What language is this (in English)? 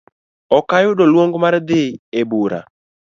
Luo (Kenya and Tanzania)